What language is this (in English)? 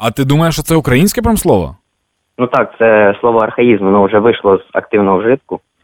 Ukrainian